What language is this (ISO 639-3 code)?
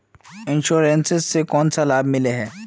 mag